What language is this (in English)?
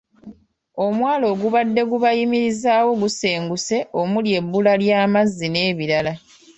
Ganda